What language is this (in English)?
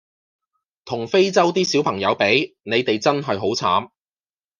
Cantonese